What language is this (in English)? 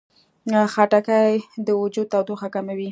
Pashto